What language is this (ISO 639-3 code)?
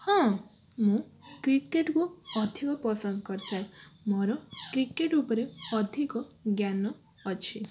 ori